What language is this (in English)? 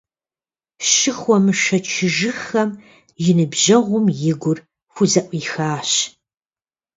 Kabardian